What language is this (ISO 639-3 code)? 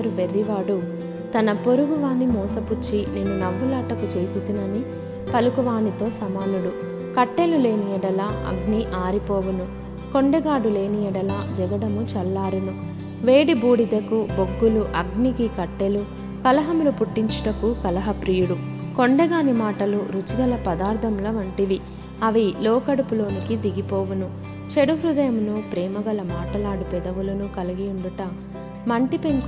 tel